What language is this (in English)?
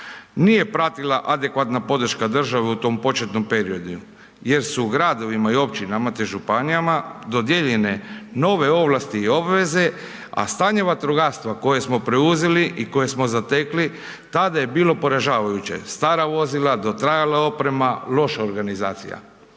Croatian